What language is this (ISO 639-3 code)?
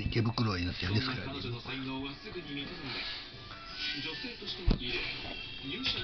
jpn